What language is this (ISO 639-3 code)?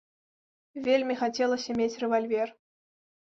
bel